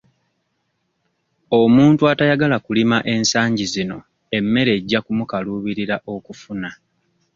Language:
Ganda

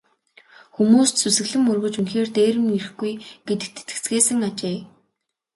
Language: Mongolian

